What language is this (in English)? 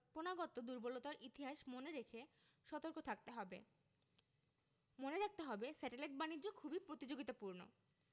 Bangla